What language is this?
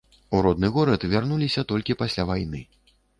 Belarusian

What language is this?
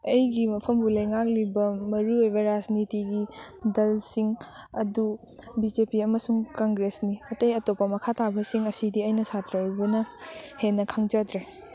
Manipuri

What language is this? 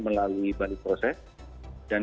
Indonesian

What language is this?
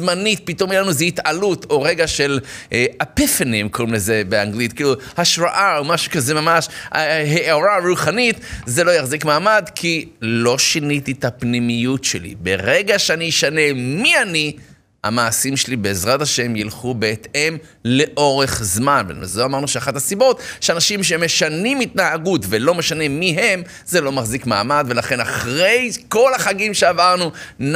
Hebrew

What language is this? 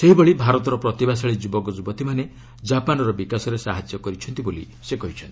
Odia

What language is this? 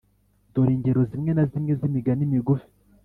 Kinyarwanda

